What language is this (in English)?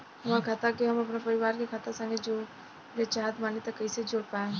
Bhojpuri